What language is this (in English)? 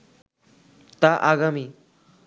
Bangla